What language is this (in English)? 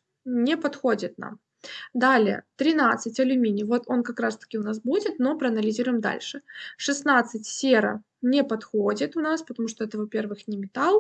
Russian